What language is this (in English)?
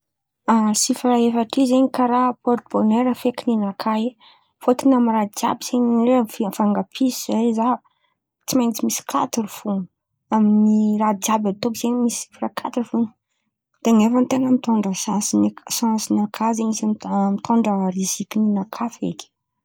Antankarana Malagasy